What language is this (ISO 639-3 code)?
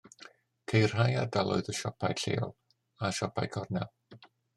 cym